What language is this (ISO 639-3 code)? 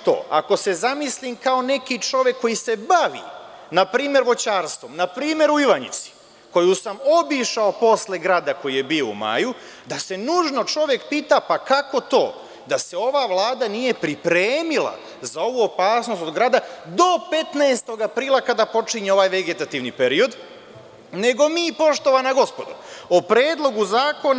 srp